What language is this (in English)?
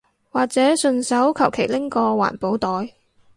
Cantonese